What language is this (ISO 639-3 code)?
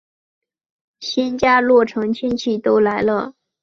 zho